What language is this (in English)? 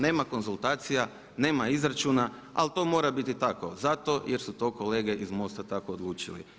Croatian